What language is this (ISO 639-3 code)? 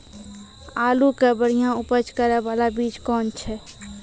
mai